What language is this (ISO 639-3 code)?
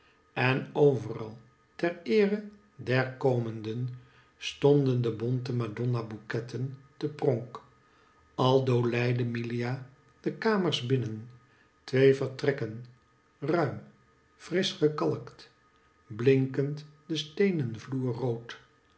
nld